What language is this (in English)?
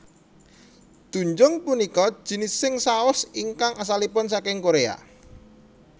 Javanese